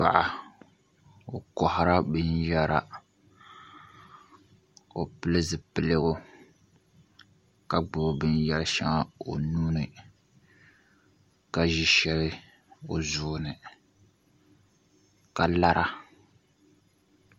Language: Dagbani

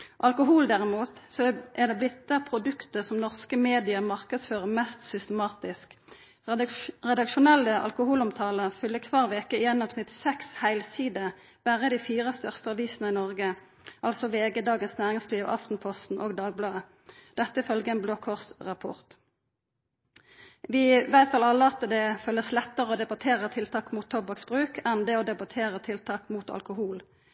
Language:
Norwegian Nynorsk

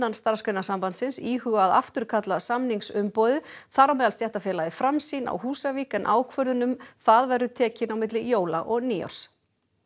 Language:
Icelandic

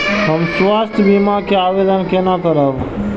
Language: Maithili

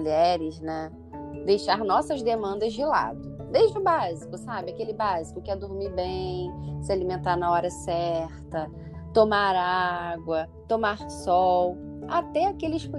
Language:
Portuguese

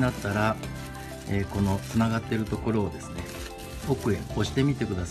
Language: Japanese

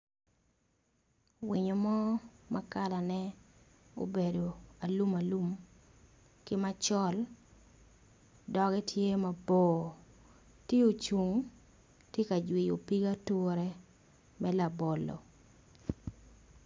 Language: Acoli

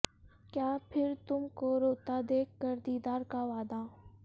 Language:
Urdu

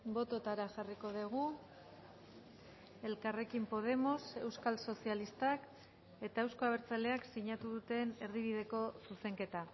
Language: Basque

